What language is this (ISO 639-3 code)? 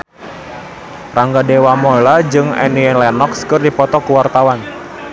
sun